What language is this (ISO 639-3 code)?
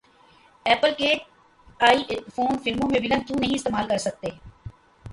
urd